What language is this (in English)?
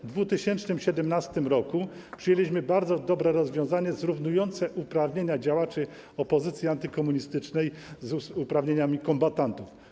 Polish